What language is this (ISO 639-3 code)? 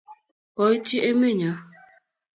kln